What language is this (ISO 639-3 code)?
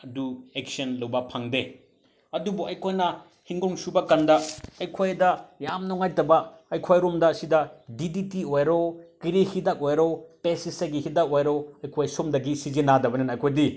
mni